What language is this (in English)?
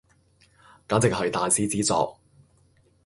Cantonese